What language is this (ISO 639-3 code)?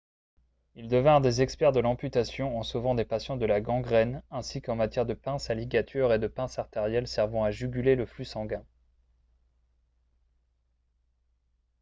fra